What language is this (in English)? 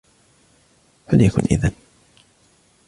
Arabic